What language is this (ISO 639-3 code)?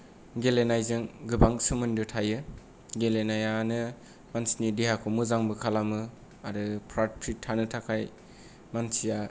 brx